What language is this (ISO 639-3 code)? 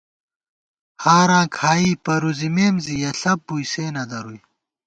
gwt